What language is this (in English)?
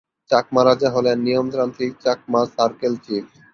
Bangla